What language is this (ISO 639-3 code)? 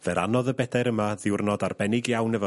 cym